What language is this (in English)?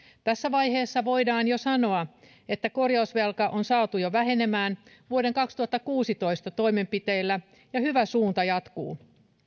Finnish